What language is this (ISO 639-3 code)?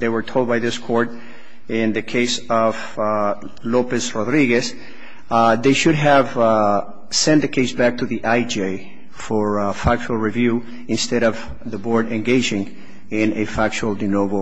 eng